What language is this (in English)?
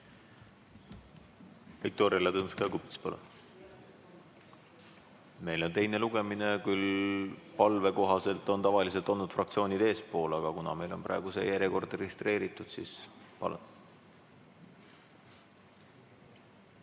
Estonian